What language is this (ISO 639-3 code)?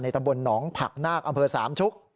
tha